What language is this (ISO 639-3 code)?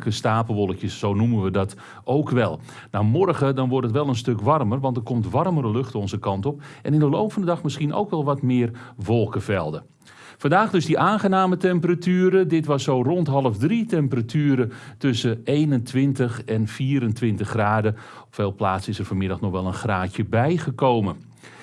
nld